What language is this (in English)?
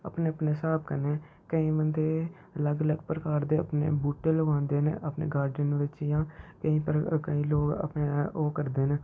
Dogri